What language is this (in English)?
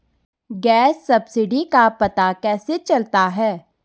Hindi